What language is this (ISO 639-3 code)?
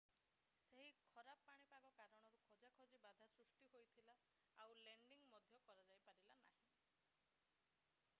ori